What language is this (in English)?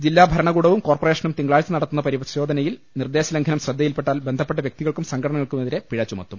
Malayalam